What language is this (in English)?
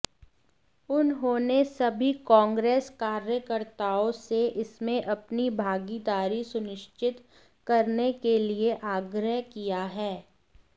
Hindi